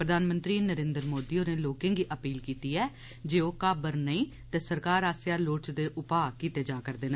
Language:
Dogri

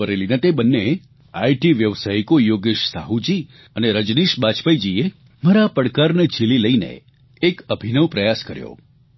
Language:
Gujarati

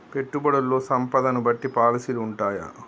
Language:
Telugu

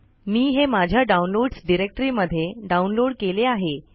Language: Marathi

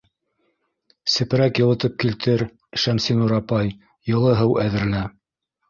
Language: Bashkir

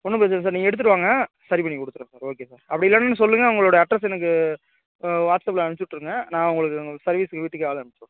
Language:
Tamil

